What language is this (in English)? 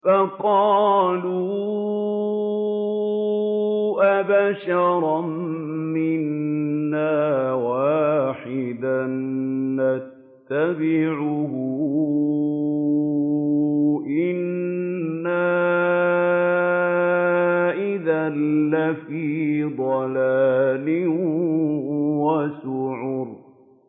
Arabic